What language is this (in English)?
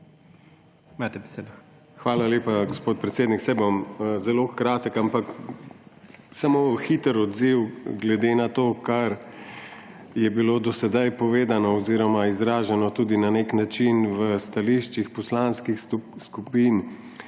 Slovenian